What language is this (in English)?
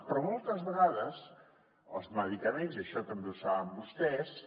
Catalan